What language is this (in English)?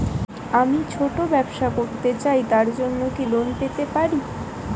Bangla